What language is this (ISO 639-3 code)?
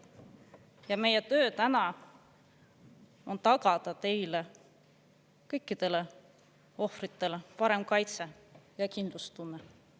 est